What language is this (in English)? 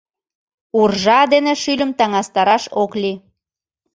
Mari